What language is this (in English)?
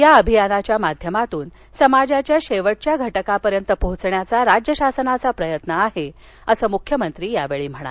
Marathi